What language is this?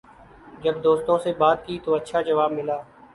Urdu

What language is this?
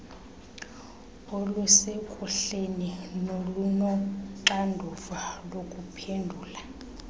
Xhosa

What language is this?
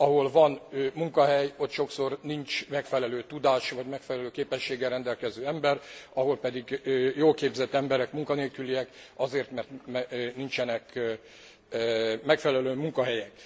Hungarian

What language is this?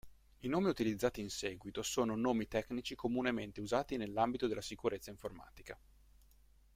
Italian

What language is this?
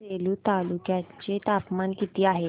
Marathi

